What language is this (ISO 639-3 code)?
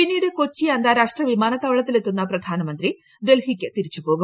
mal